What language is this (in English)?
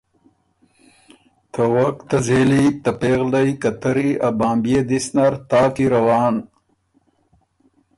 Ormuri